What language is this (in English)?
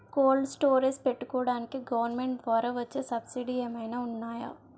Telugu